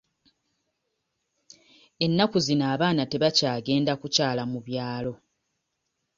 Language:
Ganda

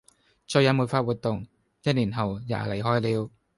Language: Cantonese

